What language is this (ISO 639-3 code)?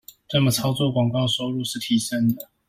zho